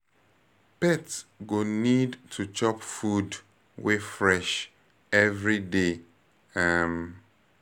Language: Nigerian Pidgin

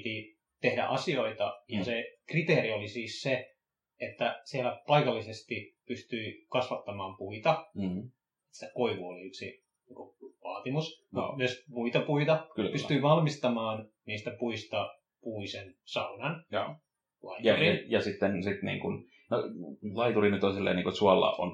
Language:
Finnish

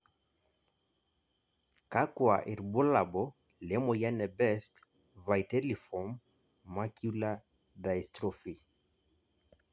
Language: Masai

